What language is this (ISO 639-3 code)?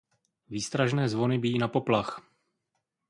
ces